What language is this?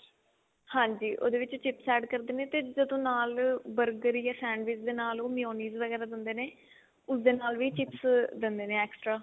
Punjabi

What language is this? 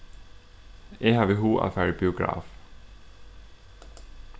Faroese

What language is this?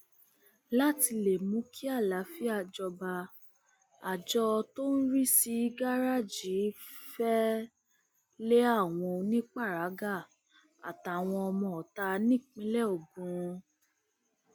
Yoruba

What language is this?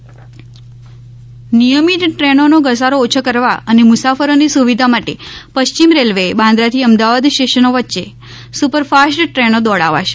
Gujarati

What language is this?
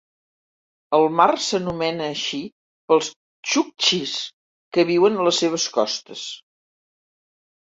Catalan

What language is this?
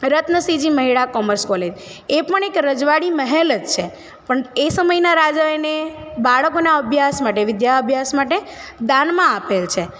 Gujarati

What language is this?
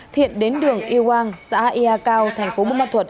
Vietnamese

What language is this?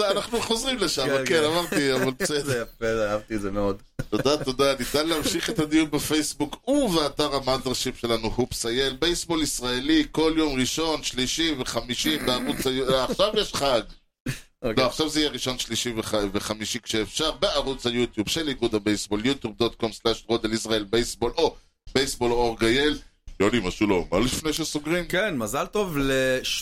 Hebrew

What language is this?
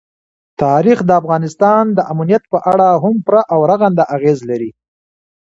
Pashto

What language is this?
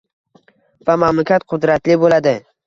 Uzbek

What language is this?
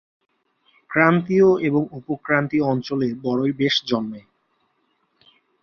Bangla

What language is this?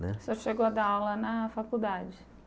Portuguese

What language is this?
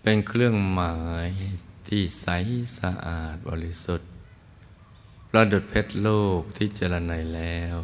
Thai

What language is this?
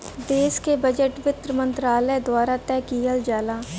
Bhojpuri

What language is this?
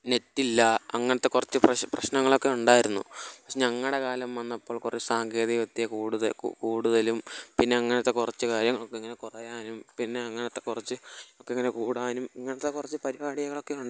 Malayalam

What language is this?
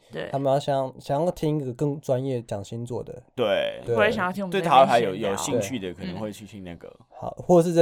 Chinese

